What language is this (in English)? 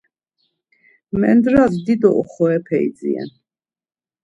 Laz